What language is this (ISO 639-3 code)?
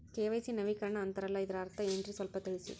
kan